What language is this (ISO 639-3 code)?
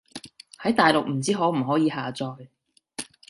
yue